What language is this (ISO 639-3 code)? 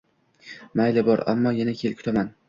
uzb